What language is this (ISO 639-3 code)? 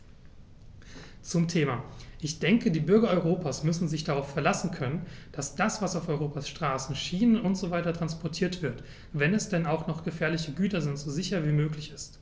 deu